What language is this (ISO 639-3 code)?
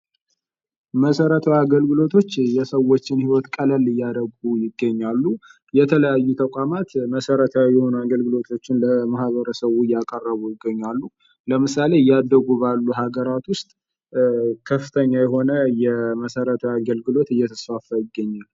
amh